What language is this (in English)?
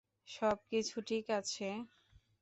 Bangla